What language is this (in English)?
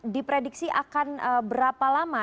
Indonesian